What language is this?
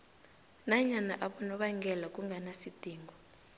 South Ndebele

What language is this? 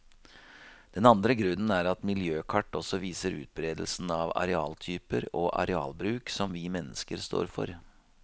Norwegian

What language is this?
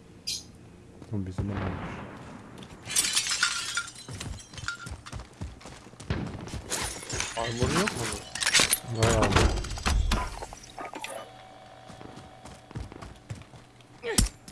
Turkish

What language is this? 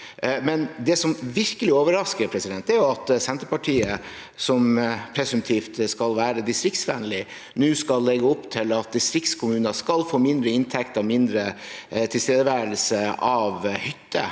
Norwegian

